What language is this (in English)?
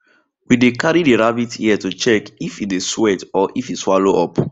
Nigerian Pidgin